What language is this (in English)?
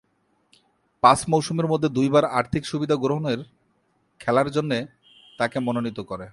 Bangla